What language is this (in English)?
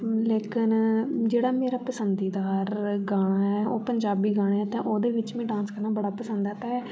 Dogri